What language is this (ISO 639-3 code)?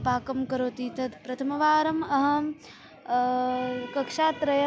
san